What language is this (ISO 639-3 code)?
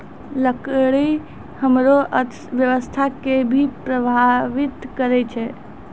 mai